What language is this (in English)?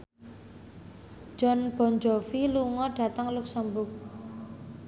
Javanese